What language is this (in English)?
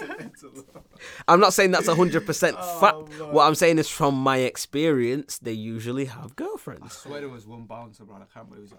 English